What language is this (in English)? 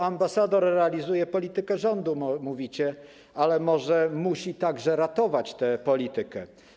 Polish